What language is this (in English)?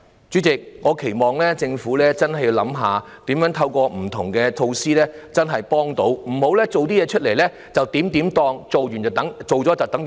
Cantonese